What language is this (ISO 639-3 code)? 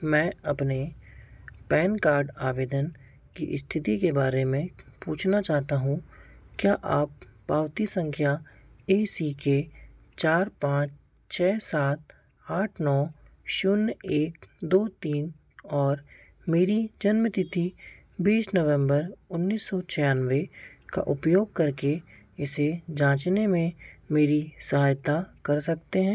hin